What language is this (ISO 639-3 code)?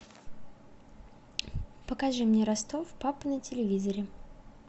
rus